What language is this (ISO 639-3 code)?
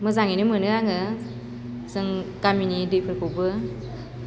brx